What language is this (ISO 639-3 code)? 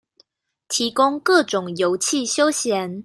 zho